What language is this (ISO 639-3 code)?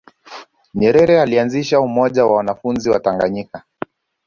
swa